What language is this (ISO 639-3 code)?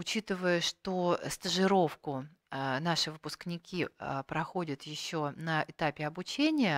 rus